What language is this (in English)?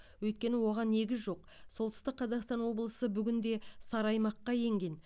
Kazakh